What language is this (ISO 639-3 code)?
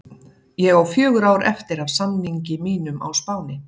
isl